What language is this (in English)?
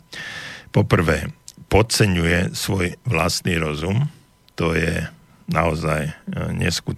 Slovak